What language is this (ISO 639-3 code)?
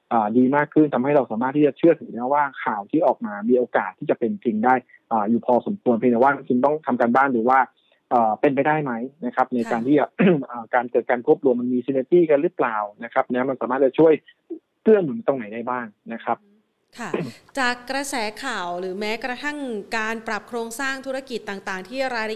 tha